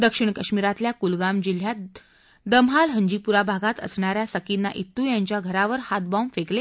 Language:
Marathi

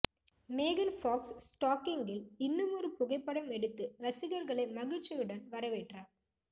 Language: Tamil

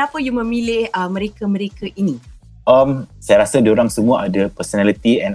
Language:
Malay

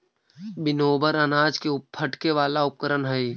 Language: Magahi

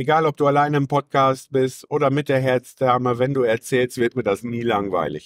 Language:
German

